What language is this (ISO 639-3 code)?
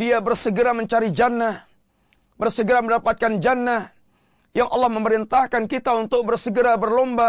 msa